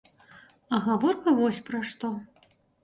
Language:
Belarusian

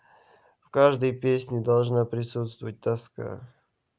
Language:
Russian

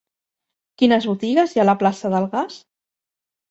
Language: Catalan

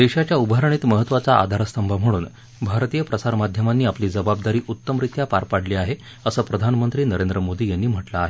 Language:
Marathi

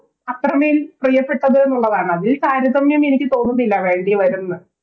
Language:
Malayalam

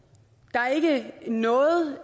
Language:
Danish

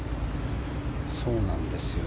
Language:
Japanese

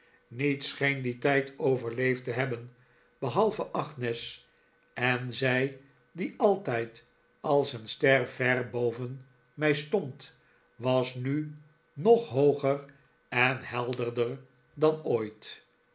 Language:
Dutch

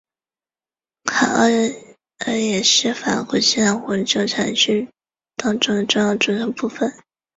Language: Chinese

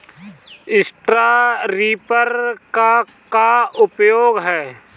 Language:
Bhojpuri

